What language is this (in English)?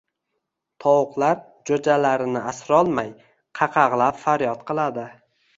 Uzbek